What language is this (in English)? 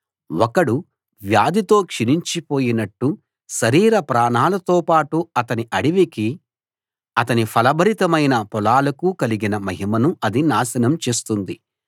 Telugu